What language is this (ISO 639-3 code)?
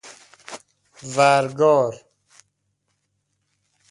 fas